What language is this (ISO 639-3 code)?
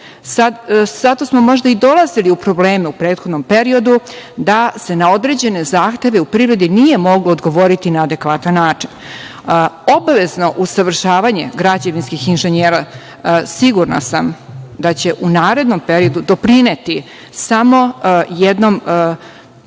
srp